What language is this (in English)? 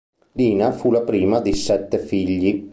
Italian